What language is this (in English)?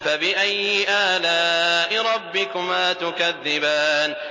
Arabic